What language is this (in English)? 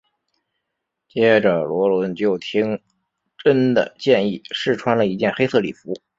Chinese